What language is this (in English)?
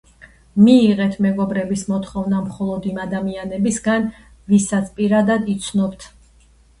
Georgian